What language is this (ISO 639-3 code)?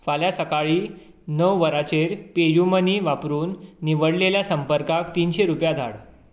kok